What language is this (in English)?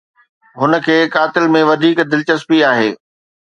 Sindhi